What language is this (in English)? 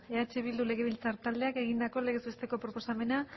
Basque